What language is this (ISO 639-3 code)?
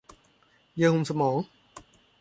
tha